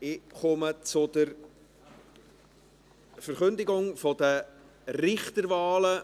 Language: Swiss German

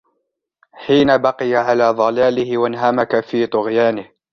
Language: Arabic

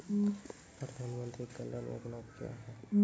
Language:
Maithili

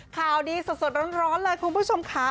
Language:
Thai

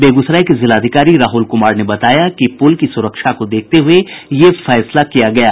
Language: Hindi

